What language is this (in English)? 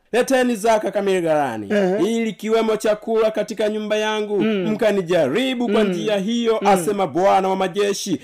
Swahili